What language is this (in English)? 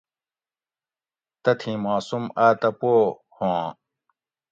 Gawri